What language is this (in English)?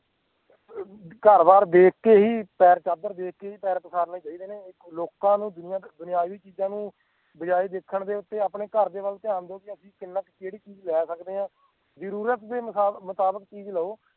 Punjabi